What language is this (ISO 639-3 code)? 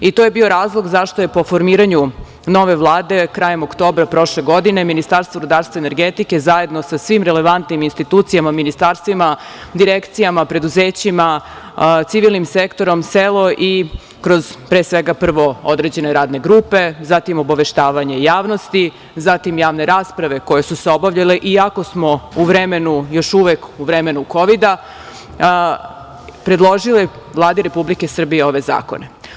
srp